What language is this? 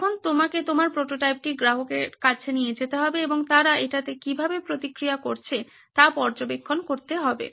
Bangla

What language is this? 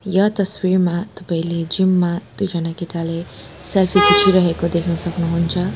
Nepali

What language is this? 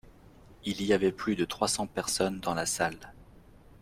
French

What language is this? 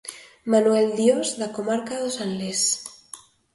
Galician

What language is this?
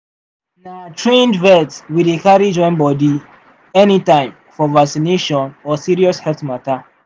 Nigerian Pidgin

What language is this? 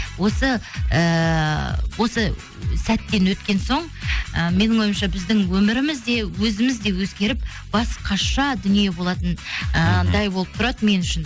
Kazakh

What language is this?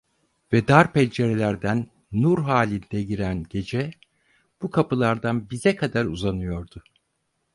Turkish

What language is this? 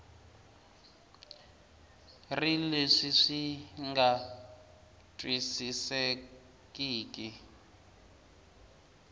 Tsonga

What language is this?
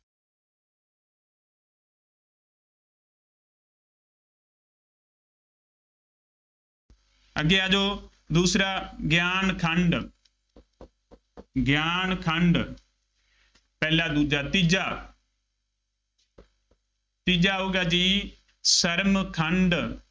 Punjabi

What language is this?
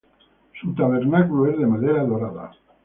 Spanish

